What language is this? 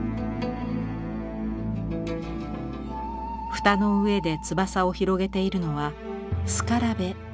Japanese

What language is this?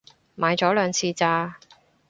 Cantonese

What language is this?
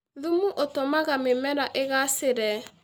Kikuyu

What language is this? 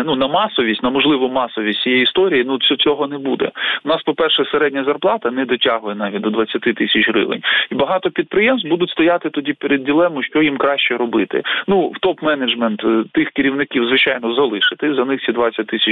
Ukrainian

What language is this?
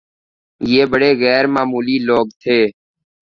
Urdu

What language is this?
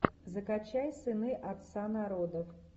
Russian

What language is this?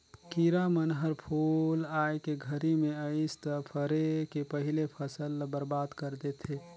Chhattisgarhi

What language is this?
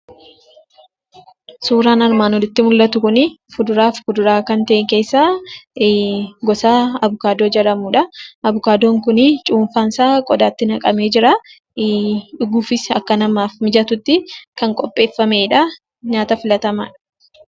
Oromo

